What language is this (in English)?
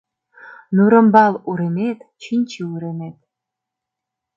Mari